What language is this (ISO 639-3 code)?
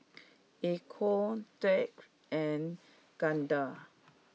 eng